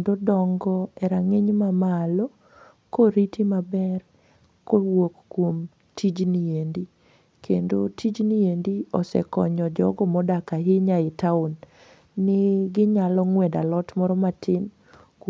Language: Luo (Kenya and Tanzania)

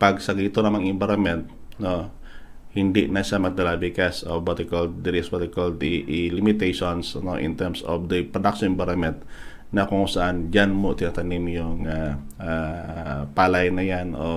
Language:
Filipino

